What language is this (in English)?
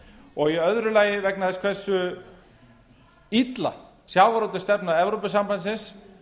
Icelandic